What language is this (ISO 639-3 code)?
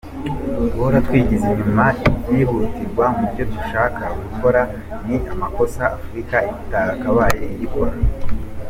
kin